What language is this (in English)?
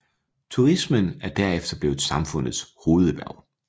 Danish